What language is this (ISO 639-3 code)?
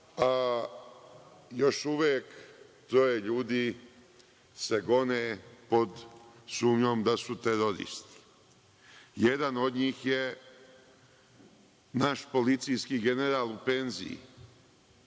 srp